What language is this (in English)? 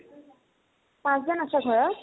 Assamese